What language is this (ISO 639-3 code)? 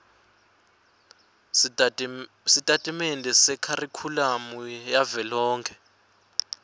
ssw